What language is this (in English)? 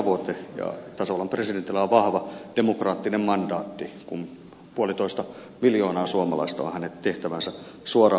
Finnish